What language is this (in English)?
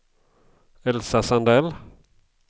Swedish